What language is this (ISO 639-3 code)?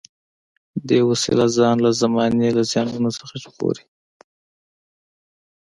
pus